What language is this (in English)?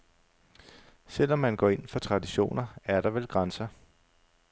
Danish